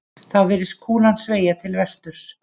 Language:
Icelandic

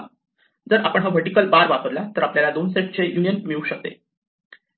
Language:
Marathi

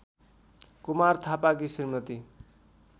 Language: Nepali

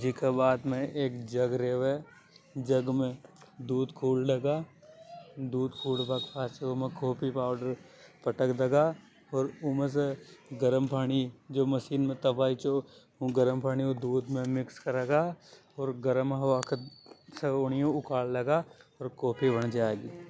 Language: Hadothi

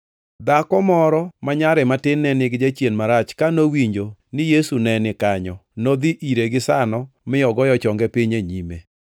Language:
Luo (Kenya and Tanzania)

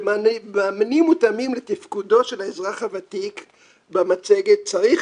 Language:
Hebrew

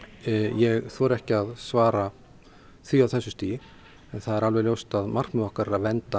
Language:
Icelandic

